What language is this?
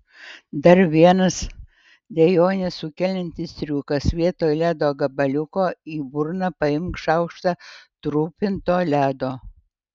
Lithuanian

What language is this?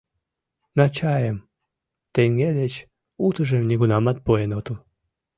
Mari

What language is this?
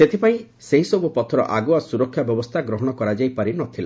Odia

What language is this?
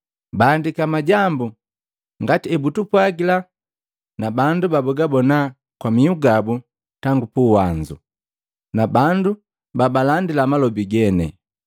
Matengo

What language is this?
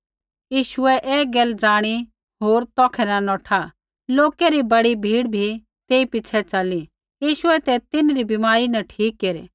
Kullu Pahari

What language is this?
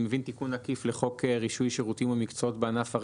Hebrew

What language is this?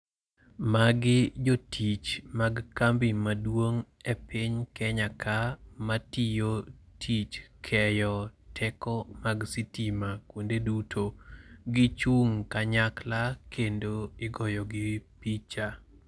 Luo (Kenya and Tanzania)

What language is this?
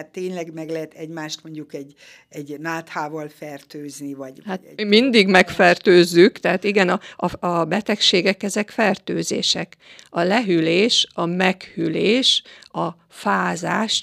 Hungarian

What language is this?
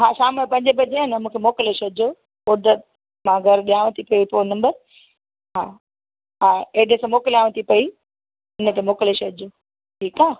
Sindhi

